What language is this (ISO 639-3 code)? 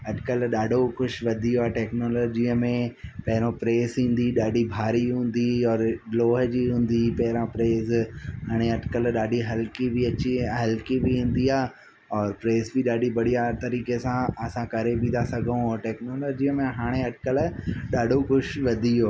snd